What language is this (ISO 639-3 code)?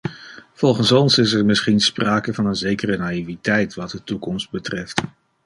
nld